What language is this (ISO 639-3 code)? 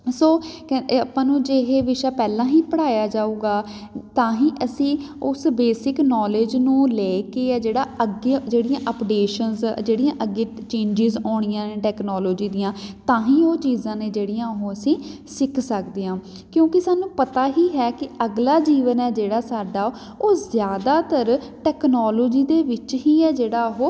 pan